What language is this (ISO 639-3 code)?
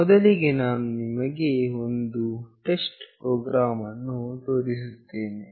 kan